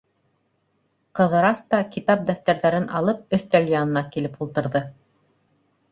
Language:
Bashkir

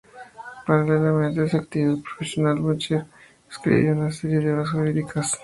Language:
Spanish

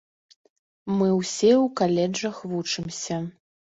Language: Belarusian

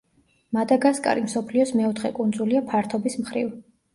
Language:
Georgian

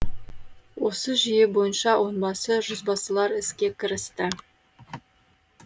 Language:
Kazakh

